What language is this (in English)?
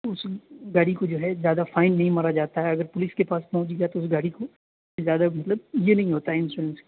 Urdu